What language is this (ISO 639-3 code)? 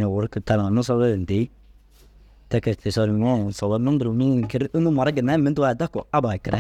dzg